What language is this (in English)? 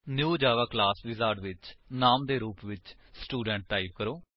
Punjabi